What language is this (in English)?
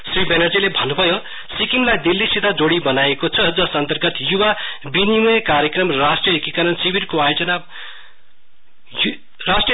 Nepali